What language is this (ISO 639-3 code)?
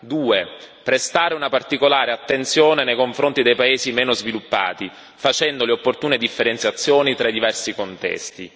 ita